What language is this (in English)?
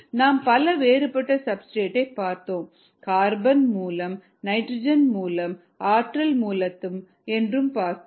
Tamil